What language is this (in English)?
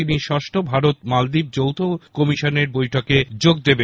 Bangla